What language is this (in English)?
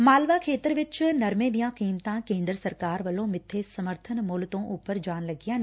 Punjabi